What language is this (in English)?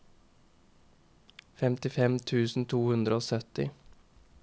Norwegian